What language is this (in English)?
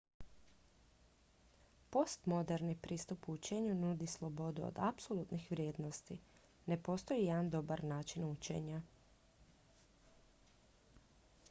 Croatian